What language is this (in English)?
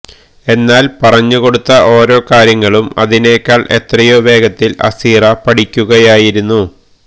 Malayalam